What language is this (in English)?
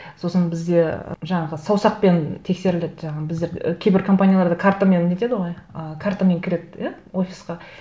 Kazakh